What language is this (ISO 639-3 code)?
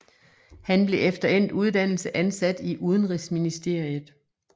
dan